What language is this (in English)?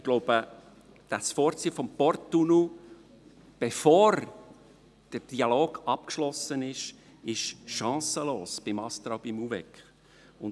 Swiss German